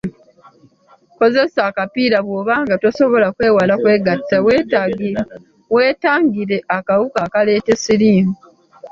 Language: Ganda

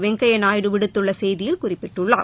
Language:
Tamil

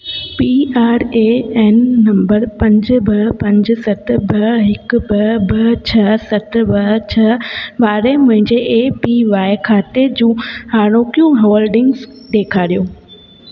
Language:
Sindhi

